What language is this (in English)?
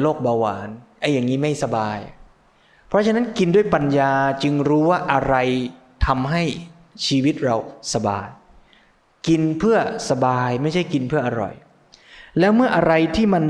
Thai